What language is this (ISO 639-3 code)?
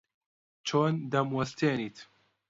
ckb